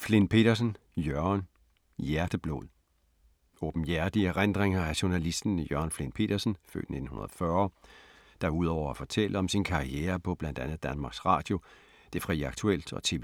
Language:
Danish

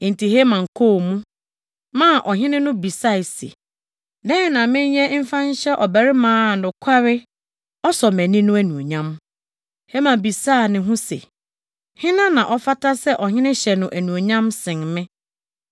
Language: Akan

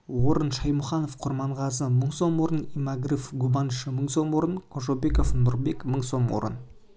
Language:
Kazakh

